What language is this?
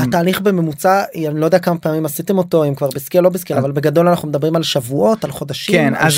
Hebrew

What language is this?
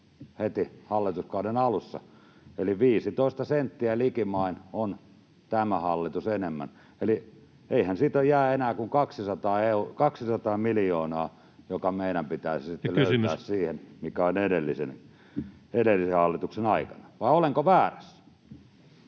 Finnish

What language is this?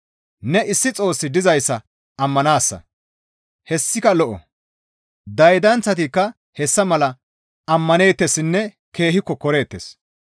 Gamo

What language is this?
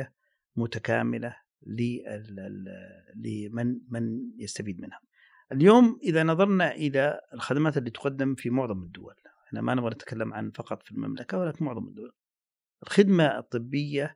Arabic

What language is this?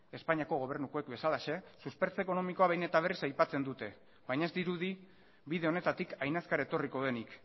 Basque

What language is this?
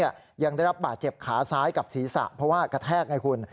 Thai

